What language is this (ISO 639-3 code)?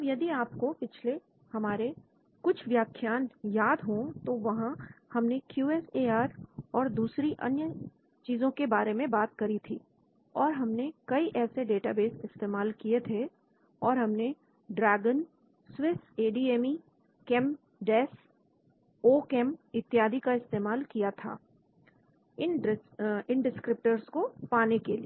hin